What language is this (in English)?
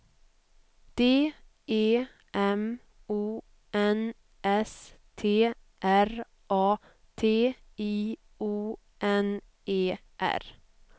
Swedish